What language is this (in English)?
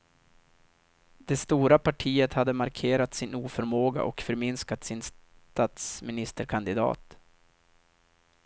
Swedish